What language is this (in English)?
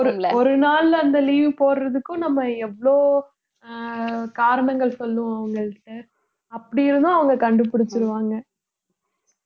Tamil